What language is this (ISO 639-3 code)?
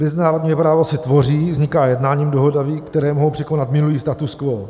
ces